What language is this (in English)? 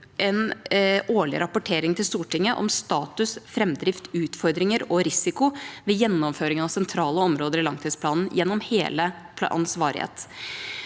Norwegian